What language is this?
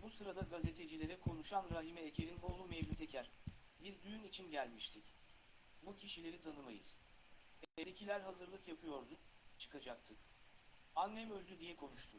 Turkish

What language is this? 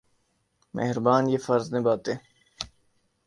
Urdu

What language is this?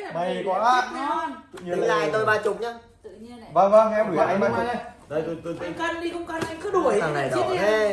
Vietnamese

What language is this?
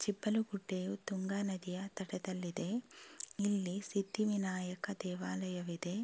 Kannada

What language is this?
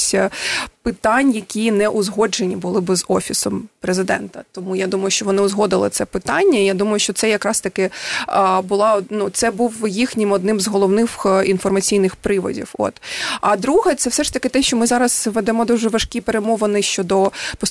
Ukrainian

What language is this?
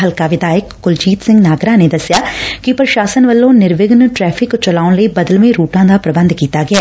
Punjabi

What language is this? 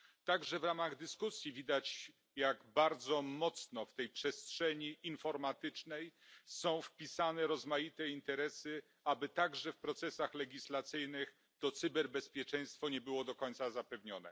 Polish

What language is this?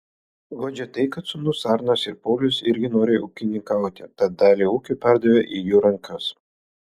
Lithuanian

